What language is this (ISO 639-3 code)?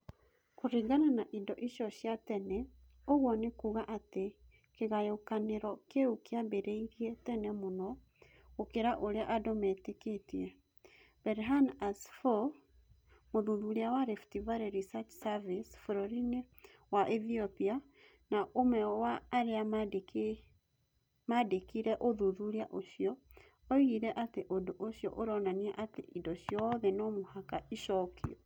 kik